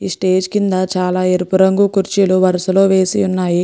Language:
Telugu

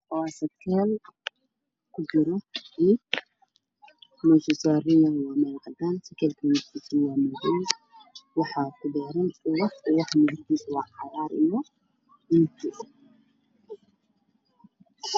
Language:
Somali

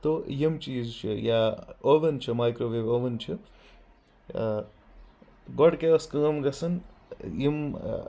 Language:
Kashmiri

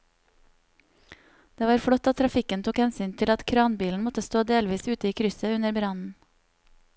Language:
Norwegian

